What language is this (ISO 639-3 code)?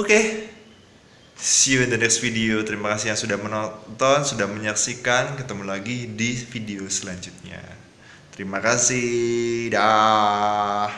ind